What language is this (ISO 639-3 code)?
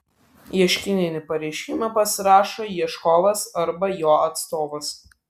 lit